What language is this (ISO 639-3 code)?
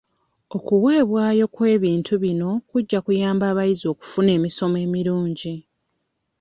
lug